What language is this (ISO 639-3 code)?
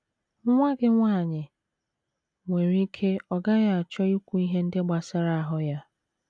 ibo